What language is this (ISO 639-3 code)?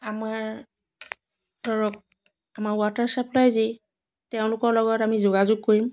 asm